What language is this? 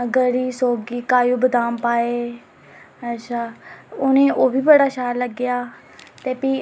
Dogri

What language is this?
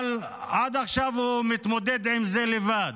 Hebrew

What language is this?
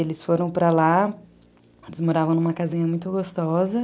Portuguese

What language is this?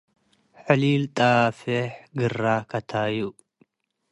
Tigre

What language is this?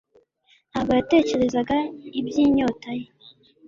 Kinyarwanda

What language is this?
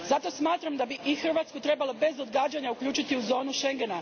Croatian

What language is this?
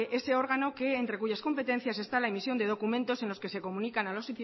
Spanish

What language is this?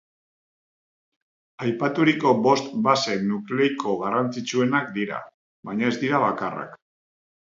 Basque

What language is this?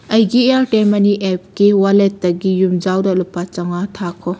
Manipuri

